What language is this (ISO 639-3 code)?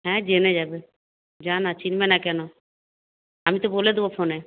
ben